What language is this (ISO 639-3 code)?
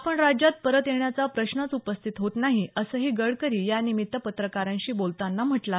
mar